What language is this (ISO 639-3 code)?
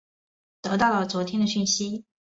zho